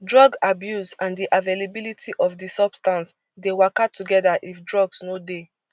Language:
Nigerian Pidgin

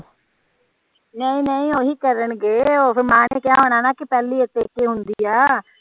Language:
Punjabi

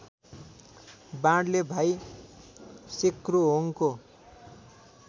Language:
Nepali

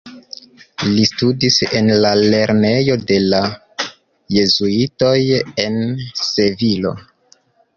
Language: Esperanto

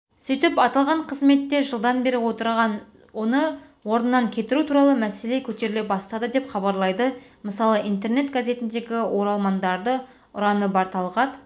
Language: Kazakh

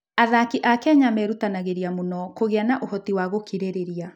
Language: Kikuyu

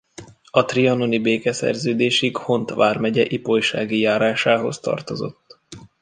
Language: Hungarian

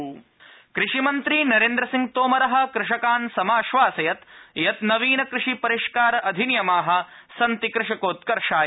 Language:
Sanskrit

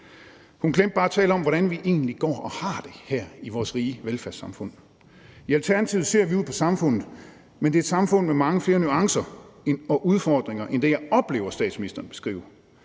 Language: Danish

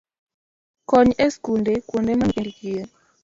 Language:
Luo (Kenya and Tanzania)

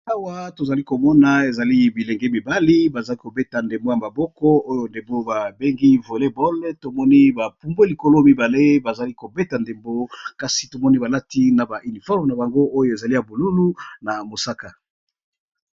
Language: Lingala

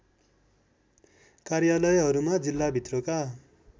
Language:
Nepali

